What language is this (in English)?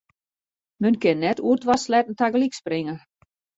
Western Frisian